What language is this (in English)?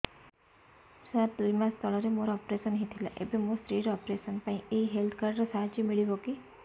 Odia